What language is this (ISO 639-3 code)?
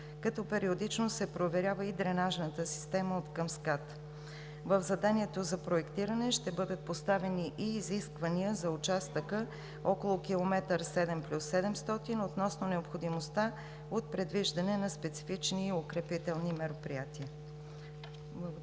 bul